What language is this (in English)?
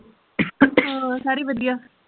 Punjabi